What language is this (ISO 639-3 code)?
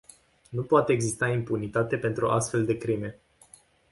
ron